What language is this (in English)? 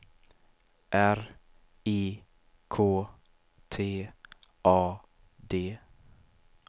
Swedish